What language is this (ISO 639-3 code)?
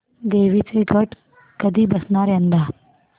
mar